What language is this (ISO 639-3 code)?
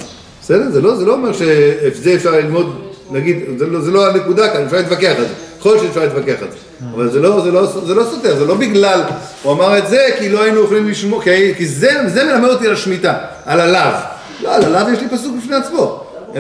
heb